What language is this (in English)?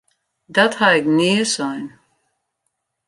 Western Frisian